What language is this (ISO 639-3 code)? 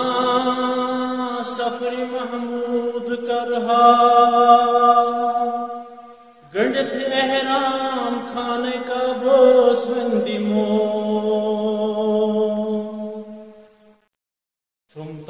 ron